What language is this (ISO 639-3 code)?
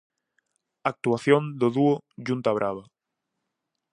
glg